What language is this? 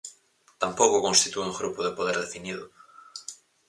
Galician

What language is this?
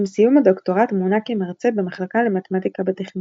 Hebrew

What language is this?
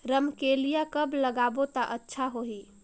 Chhattisgarhi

